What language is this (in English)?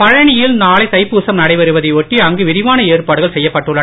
Tamil